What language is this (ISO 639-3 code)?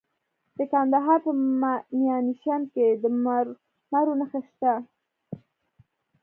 pus